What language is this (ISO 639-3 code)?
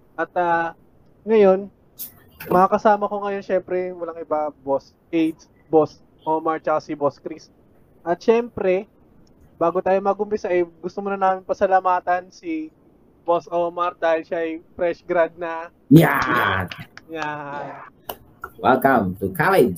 fil